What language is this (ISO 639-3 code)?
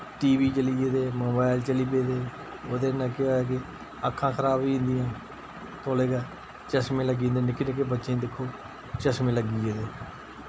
doi